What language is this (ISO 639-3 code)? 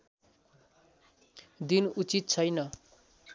nep